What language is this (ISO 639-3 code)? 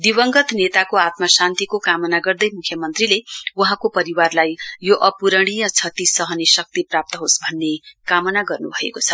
nep